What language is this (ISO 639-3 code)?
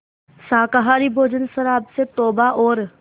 hin